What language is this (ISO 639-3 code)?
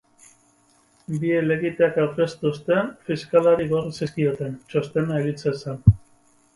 eus